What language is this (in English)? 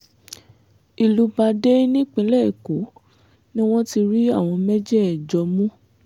Yoruba